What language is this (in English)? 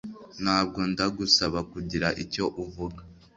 Kinyarwanda